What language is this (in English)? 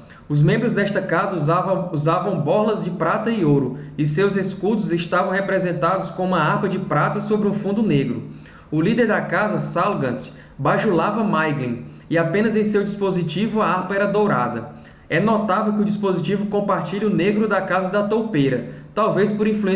Portuguese